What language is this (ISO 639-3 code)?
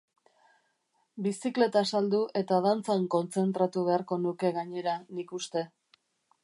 eus